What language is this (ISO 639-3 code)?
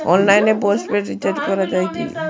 ben